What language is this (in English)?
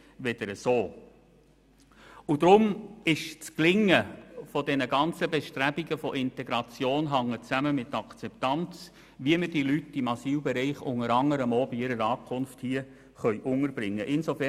Swiss German